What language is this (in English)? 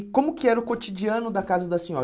Portuguese